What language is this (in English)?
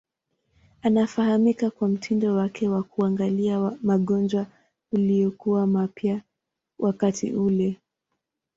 Swahili